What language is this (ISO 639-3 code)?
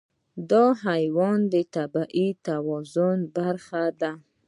pus